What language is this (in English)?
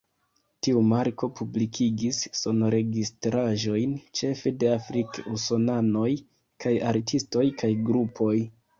Esperanto